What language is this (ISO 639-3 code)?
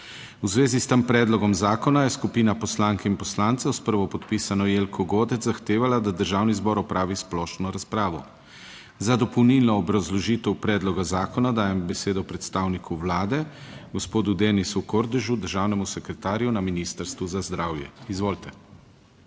slv